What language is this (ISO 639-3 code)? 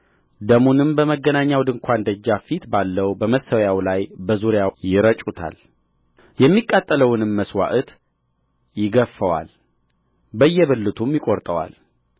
amh